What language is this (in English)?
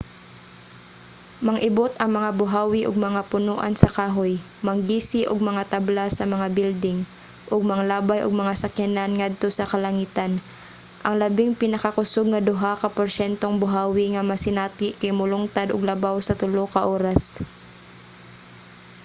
Cebuano